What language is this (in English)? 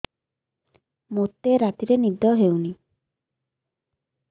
Odia